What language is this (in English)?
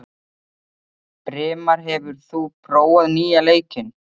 Icelandic